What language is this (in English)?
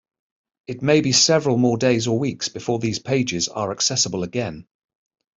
English